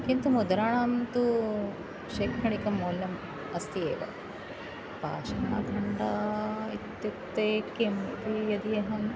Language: Sanskrit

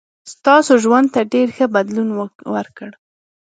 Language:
Pashto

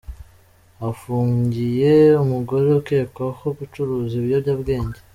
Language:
Kinyarwanda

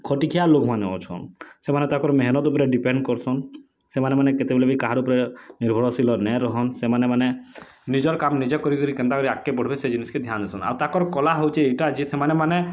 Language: Odia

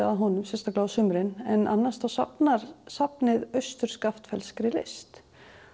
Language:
Icelandic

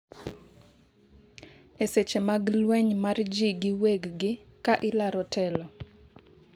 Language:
Luo (Kenya and Tanzania)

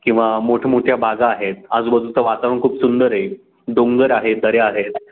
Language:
Marathi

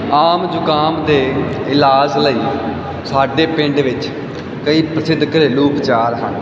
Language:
Punjabi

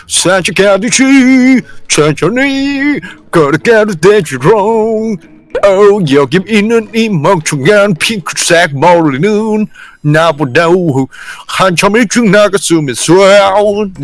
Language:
Korean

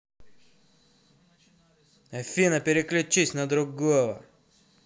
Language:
Russian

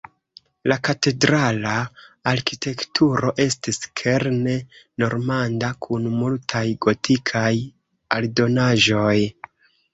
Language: Esperanto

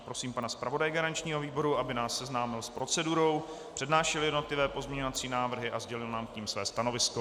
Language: Czech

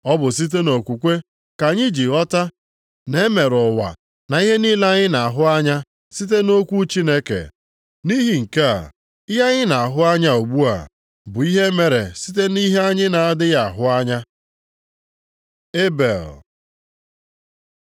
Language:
Igbo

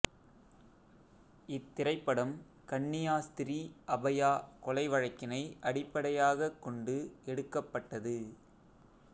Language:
Tamil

